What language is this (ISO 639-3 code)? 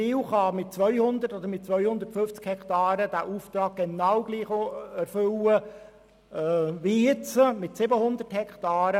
gsw